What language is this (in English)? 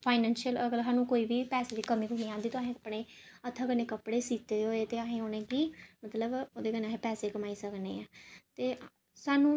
Dogri